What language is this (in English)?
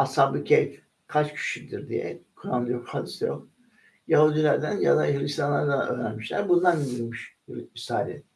Turkish